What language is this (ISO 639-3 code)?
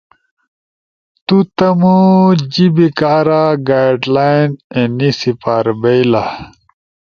ush